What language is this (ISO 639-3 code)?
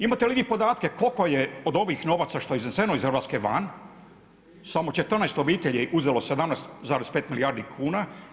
hrv